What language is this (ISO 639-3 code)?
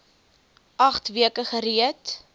afr